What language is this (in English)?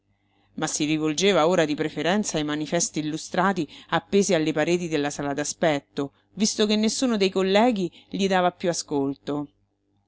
Italian